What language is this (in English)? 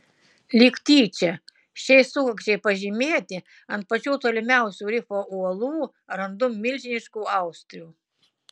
Lithuanian